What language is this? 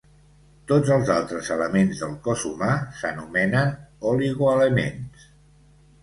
Catalan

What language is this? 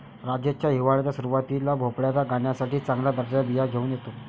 Marathi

